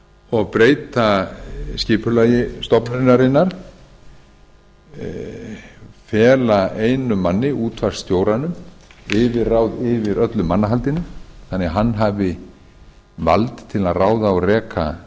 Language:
Icelandic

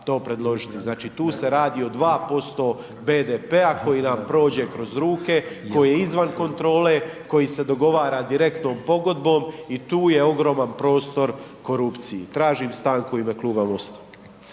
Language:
Croatian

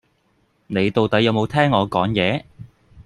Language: Cantonese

